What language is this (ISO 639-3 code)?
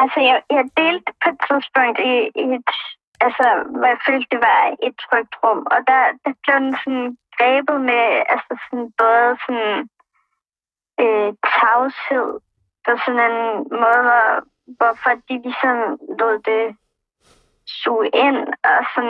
dan